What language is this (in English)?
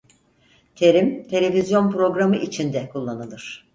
Turkish